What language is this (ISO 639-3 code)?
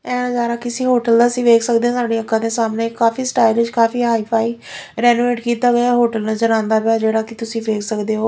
pan